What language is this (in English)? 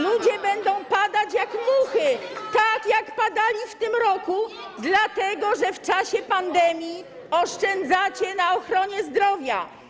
Polish